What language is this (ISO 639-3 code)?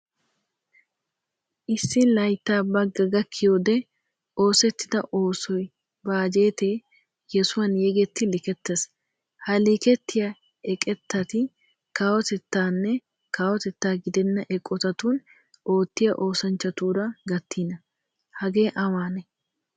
wal